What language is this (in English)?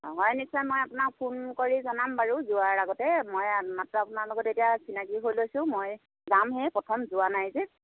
Assamese